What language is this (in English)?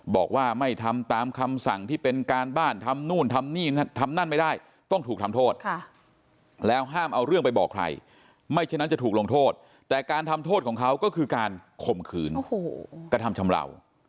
Thai